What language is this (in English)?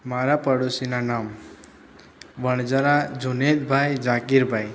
Gujarati